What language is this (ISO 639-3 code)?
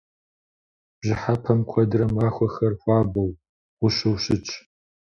kbd